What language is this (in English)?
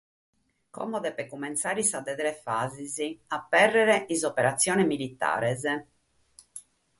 Sardinian